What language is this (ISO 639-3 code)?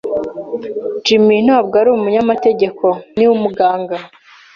kin